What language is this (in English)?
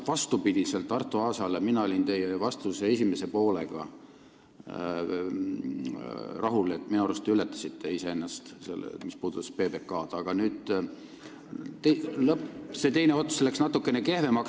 Estonian